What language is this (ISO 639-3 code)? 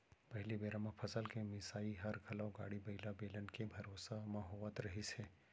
hne